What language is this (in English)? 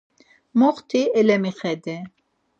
Laz